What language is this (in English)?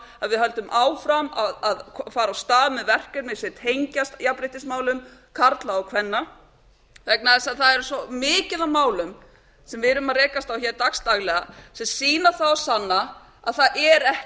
Icelandic